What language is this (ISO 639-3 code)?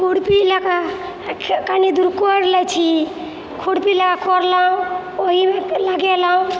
mai